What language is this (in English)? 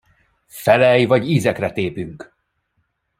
Hungarian